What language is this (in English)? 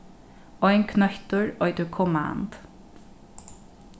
Faroese